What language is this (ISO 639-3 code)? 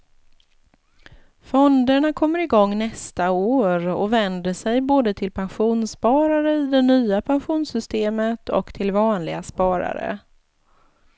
swe